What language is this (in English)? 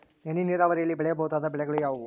Kannada